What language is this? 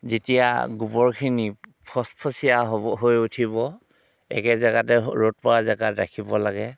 Assamese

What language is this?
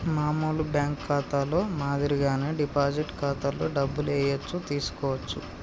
Telugu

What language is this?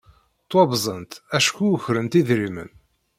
Kabyle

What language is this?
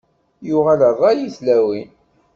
Kabyle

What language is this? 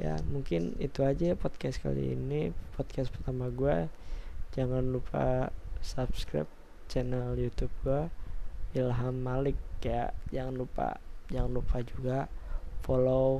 Indonesian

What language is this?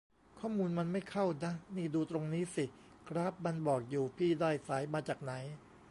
Thai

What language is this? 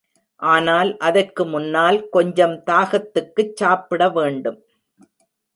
Tamil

